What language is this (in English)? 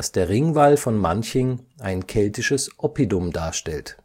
German